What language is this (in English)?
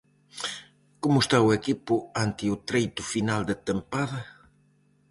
Galician